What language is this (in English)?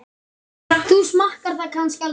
Icelandic